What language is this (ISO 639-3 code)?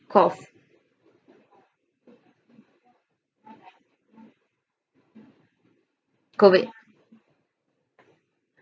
eng